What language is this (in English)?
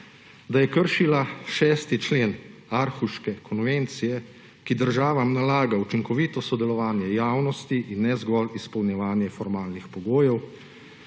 Slovenian